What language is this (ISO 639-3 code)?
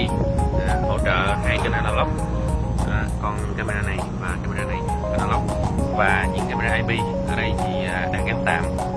vie